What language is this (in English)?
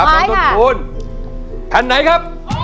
Thai